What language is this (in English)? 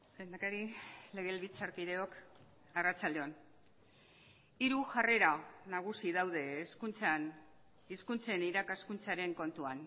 Basque